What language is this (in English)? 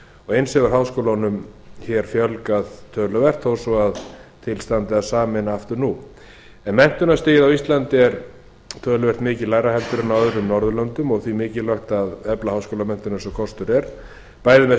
Icelandic